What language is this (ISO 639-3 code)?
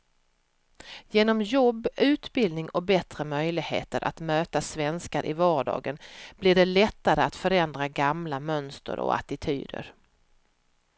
swe